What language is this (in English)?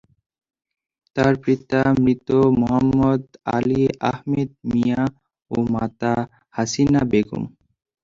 Bangla